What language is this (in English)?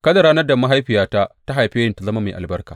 Hausa